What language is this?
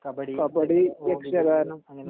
Malayalam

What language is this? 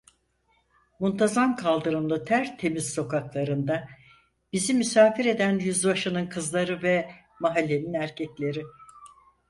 Turkish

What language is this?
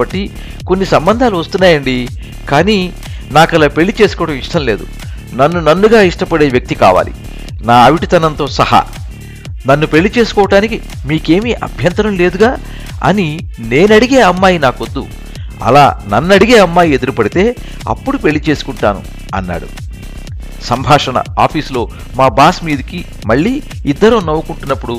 Telugu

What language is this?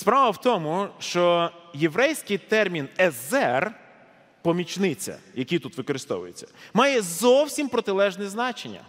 Ukrainian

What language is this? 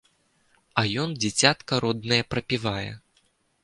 Belarusian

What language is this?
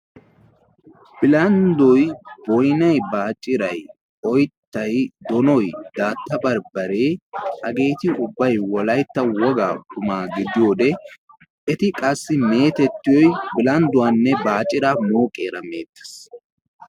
Wolaytta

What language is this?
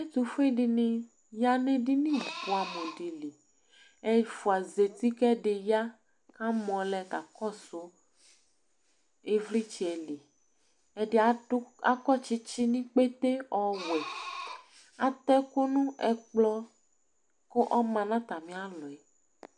Ikposo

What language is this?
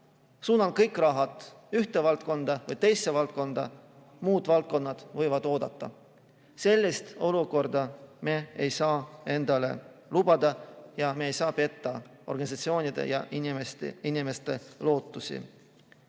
Estonian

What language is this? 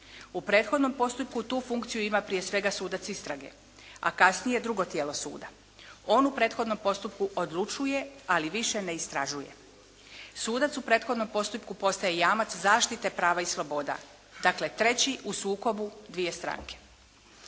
Croatian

